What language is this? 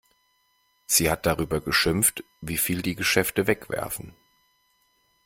German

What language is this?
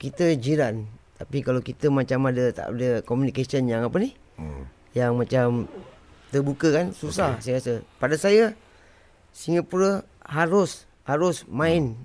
Malay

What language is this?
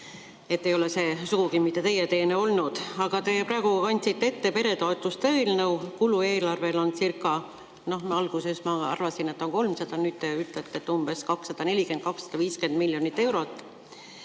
Estonian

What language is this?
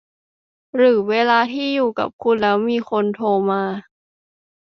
Thai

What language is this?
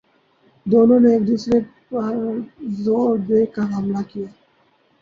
Urdu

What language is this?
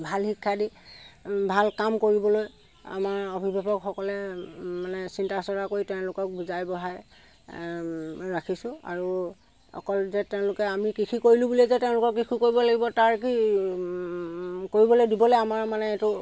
Assamese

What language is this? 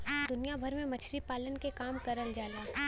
Bhojpuri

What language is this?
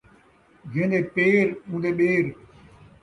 Saraiki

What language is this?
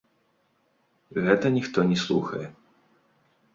Belarusian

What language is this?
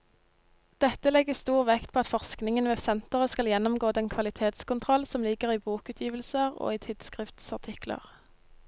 Norwegian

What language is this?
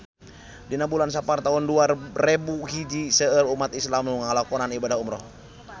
Sundanese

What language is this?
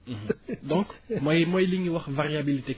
Wolof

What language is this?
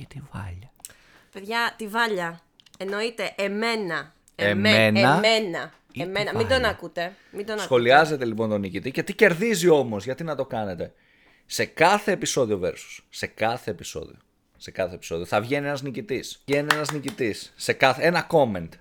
Greek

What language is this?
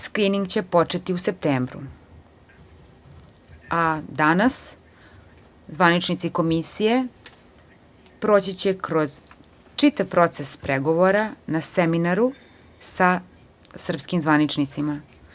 Serbian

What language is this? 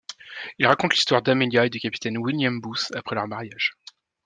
French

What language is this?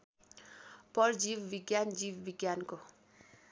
Nepali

